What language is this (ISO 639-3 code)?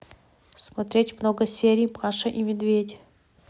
rus